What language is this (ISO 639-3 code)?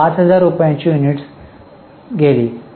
mar